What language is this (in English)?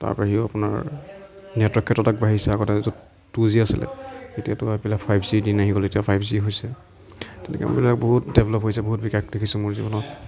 Assamese